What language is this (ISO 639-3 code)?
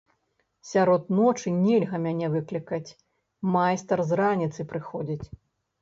bel